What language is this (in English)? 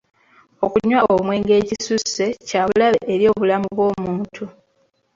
Ganda